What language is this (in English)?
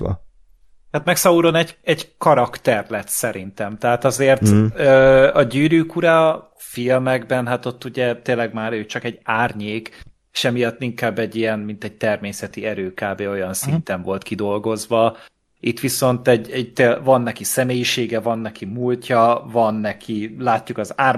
Hungarian